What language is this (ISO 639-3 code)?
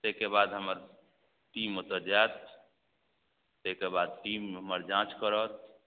mai